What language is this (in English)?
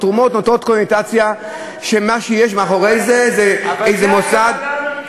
Hebrew